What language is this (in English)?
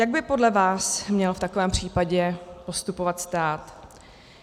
Czech